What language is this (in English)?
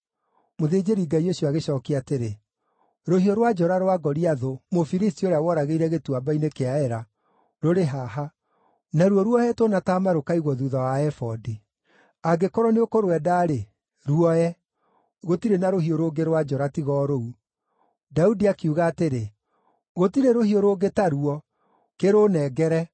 Kikuyu